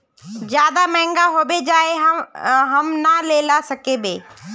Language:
Magahi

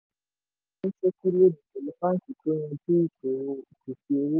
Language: Yoruba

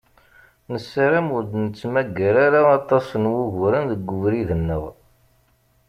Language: Kabyle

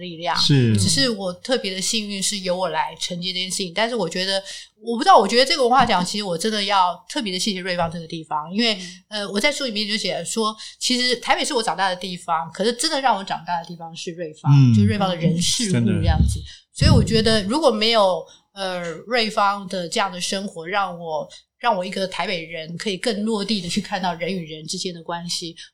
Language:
Chinese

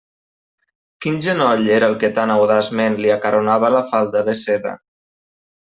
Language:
Catalan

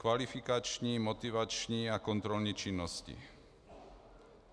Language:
Czech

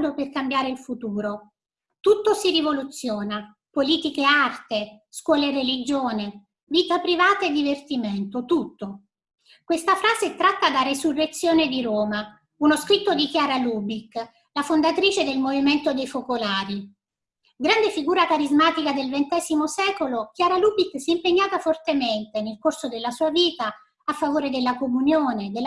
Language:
Italian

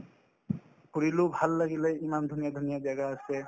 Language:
Assamese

